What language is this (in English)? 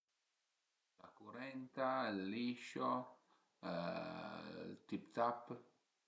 Piedmontese